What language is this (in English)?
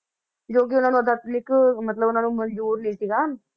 Punjabi